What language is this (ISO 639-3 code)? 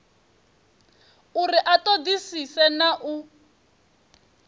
ven